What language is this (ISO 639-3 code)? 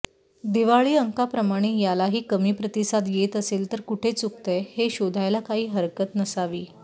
mar